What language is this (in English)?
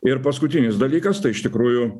Lithuanian